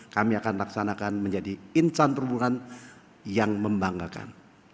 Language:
Indonesian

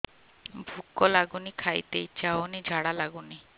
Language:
Odia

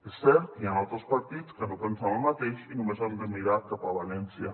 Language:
Catalan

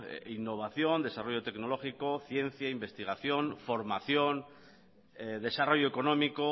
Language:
Basque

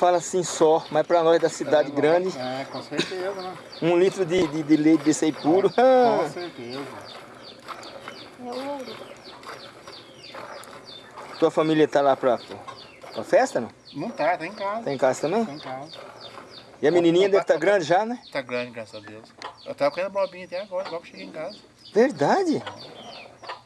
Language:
Portuguese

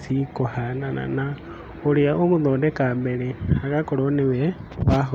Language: Kikuyu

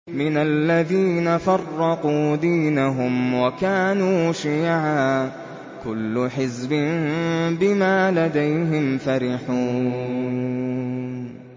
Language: Arabic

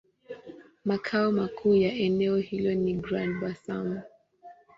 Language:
Swahili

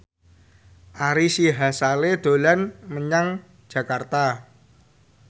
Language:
Javanese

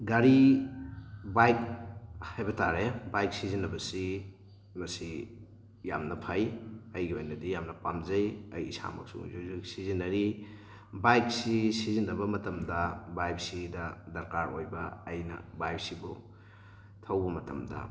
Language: Manipuri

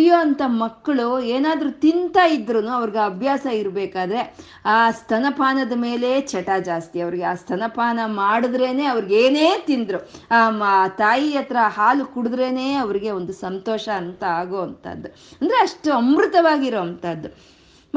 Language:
Kannada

